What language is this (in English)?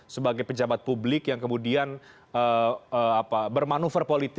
Indonesian